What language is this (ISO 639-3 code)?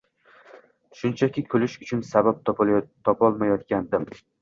uzb